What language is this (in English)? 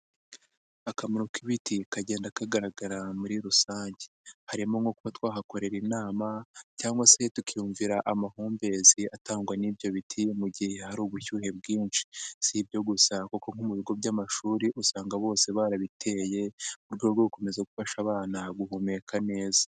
Kinyarwanda